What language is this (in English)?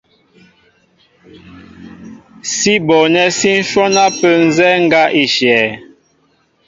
Mbo (Cameroon)